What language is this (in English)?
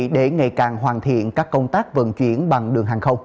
Vietnamese